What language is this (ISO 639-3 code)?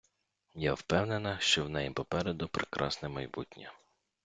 ukr